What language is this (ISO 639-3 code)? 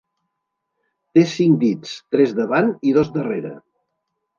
cat